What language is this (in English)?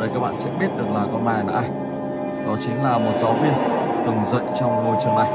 Vietnamese